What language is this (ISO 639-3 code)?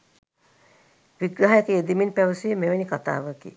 sin